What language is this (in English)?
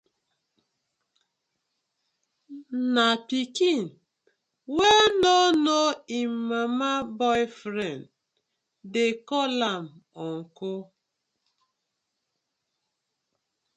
Nigerian Pidgin